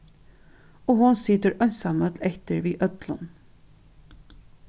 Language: Faroese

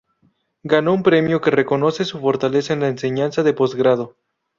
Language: Spanish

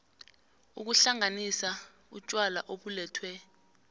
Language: South Ndebele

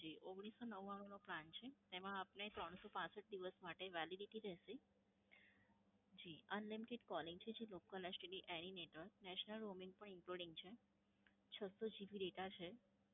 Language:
Gujarati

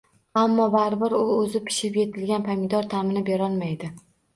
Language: Uzbek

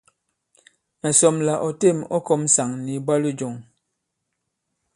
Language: Bankon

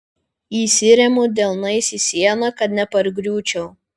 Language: Lithuanian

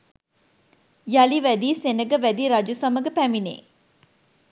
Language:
Sinhala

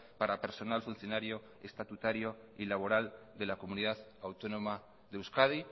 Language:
Spanish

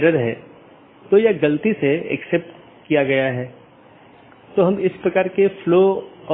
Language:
Hindi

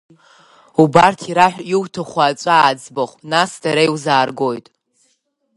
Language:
Abkhazian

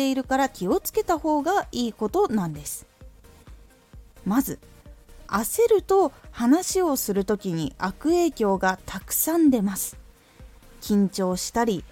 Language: Japanese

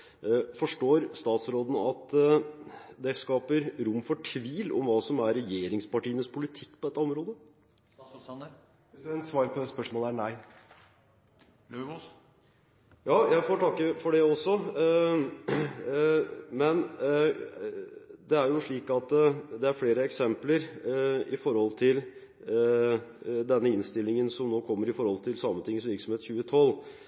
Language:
Norwegian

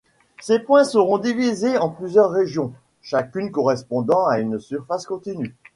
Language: French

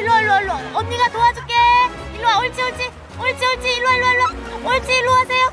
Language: Korean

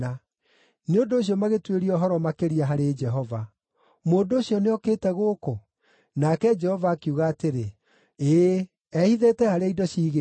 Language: Kikuyu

